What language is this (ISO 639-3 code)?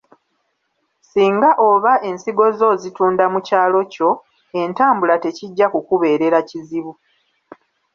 lug